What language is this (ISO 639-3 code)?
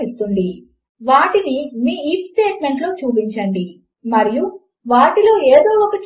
tel